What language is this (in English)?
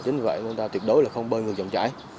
Vietnamese